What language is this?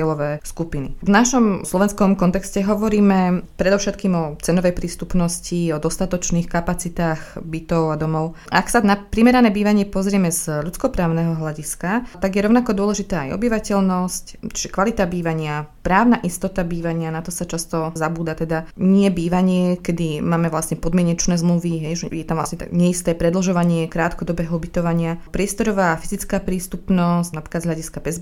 Slovak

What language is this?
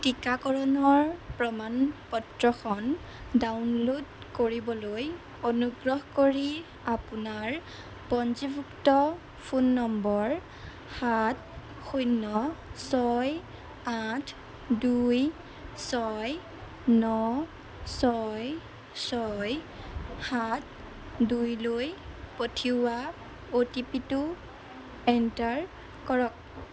Assamese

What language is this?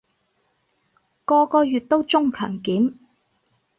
Cantonese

